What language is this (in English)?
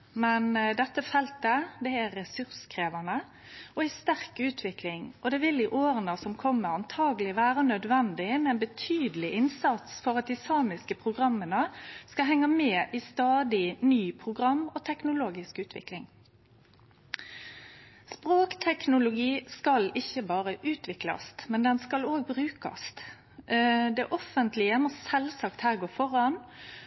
Norwegian Nynorsk